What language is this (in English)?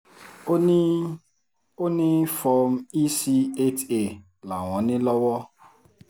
Yoruba